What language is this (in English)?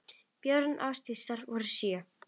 Icelandic